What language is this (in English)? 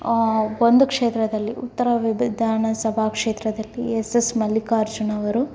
Kannada